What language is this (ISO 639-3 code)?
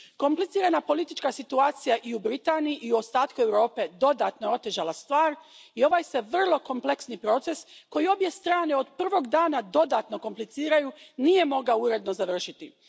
hrv